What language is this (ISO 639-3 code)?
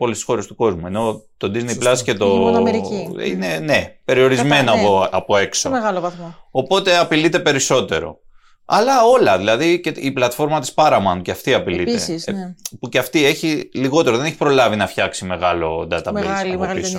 ell